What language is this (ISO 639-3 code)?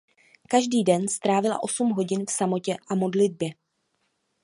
ces